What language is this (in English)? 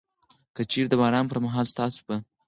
Pashto